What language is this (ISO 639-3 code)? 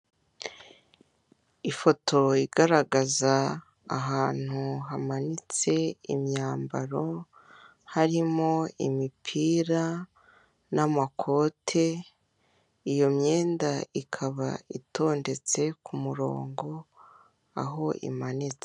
kin